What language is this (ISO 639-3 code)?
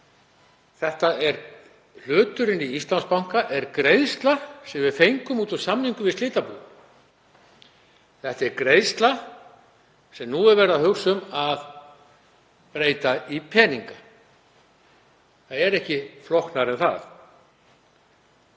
isl